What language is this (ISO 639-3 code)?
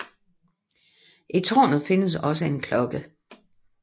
dan